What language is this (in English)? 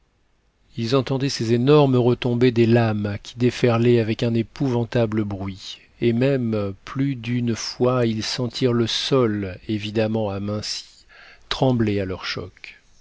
French